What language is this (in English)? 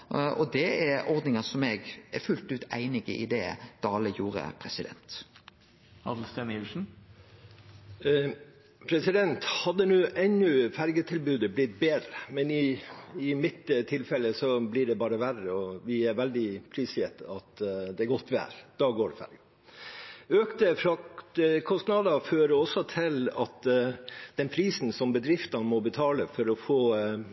Norwegian